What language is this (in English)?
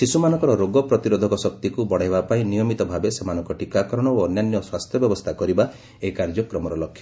Odia